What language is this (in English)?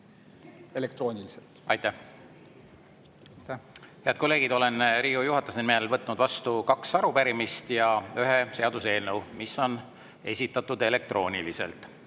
Estonian